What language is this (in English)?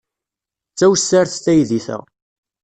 Kabyle